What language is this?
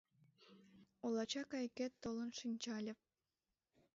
Mari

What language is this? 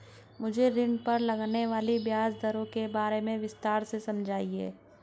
Hindi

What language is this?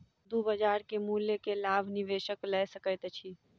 Maithili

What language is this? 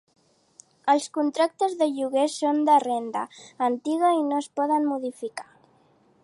Catalan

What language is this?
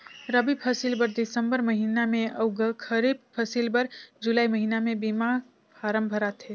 Chhattisgarhi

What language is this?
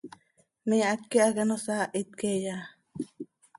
Seri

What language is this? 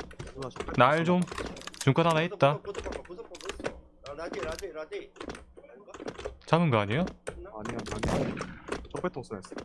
Korean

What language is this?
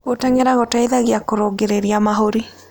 Kikuyu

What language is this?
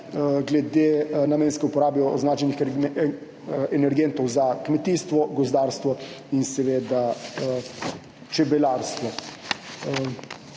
Slovenian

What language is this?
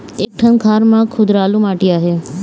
Chhattisgarhi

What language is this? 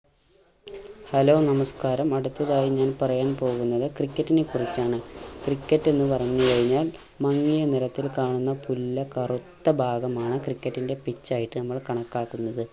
Malayalam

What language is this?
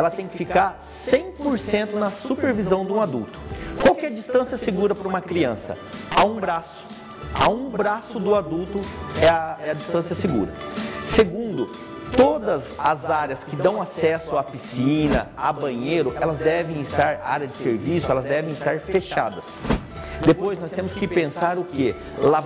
Portuguese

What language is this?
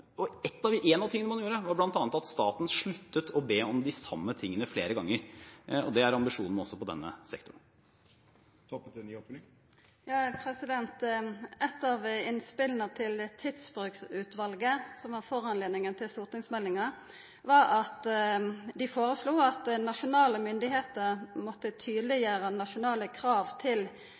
Norwegian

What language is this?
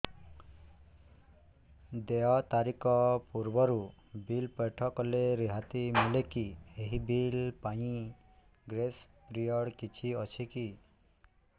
Odia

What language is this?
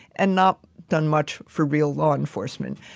English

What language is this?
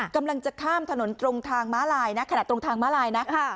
Thai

